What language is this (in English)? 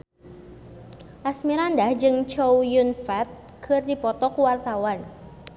Sundanese